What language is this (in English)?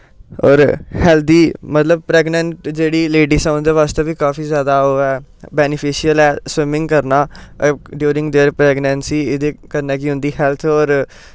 Dogri